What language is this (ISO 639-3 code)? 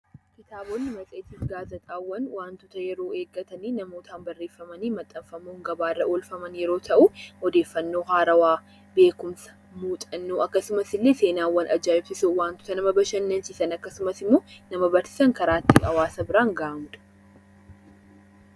orm